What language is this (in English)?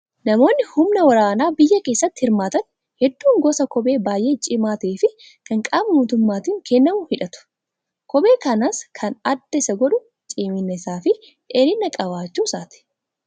Oromo